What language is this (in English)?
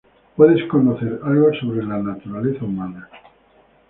Spanish